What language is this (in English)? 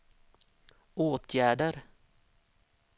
Swedish